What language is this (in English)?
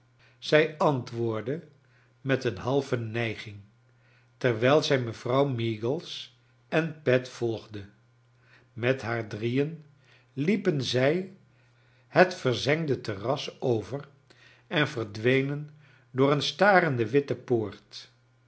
Dutch